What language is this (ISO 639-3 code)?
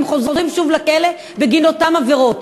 heb